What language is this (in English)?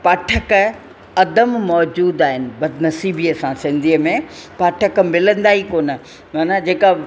Sindhi